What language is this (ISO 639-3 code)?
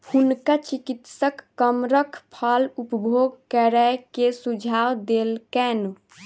mai